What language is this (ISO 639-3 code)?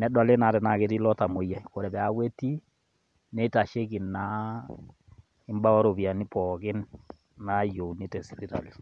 mas